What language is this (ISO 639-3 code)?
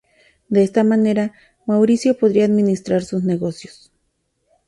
spa